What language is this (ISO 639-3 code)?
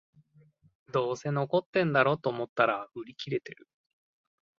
jpn